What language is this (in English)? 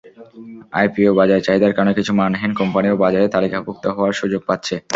Bangla